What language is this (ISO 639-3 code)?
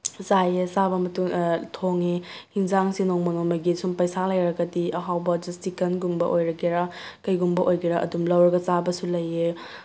mni